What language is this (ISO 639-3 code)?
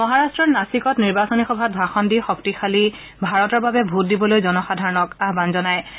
asm